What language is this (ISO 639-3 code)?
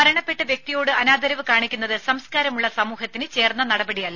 mal